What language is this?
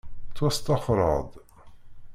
Kabyle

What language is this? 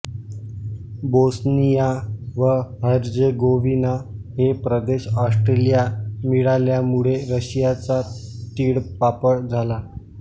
Marathi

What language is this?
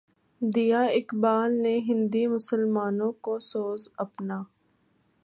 Urdu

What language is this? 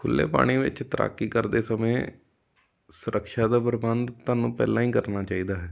Punjabi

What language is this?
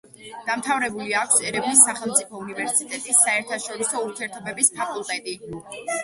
Georgian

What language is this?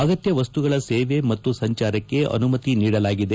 Kannada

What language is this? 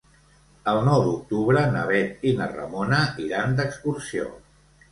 Catalan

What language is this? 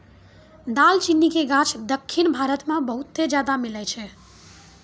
Maithili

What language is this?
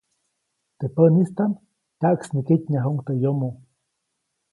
Copainalá Zoque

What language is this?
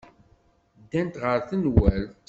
Kabyle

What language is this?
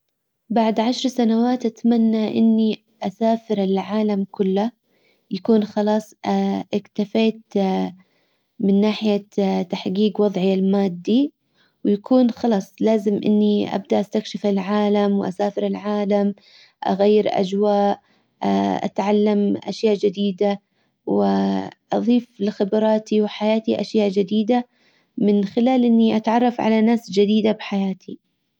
Hijazi Arabic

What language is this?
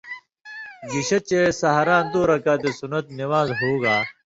Indus Kohistani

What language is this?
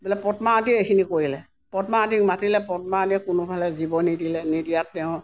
Assamese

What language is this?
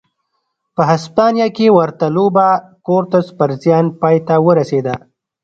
Pashto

